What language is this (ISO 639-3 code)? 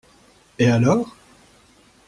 fra